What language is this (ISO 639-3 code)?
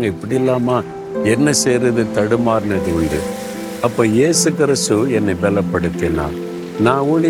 tam